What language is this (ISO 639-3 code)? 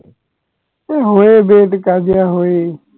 asm